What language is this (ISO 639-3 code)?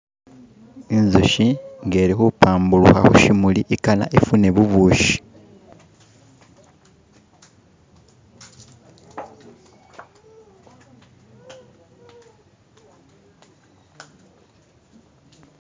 myx